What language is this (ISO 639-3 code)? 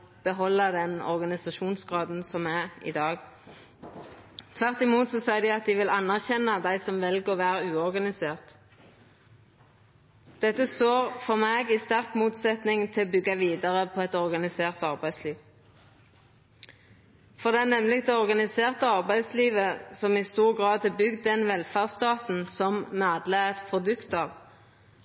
nno